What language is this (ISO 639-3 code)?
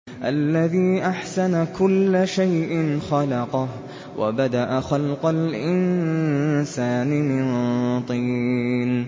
ara